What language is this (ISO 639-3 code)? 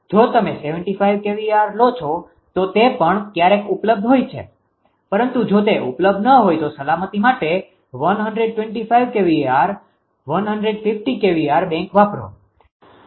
guj